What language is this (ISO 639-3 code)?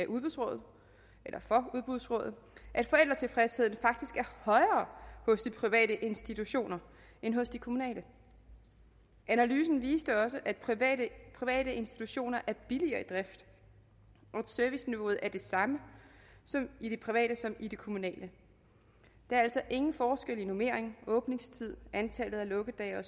dan